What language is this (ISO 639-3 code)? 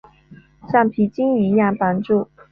zho